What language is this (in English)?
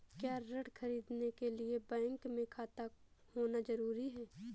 Hindi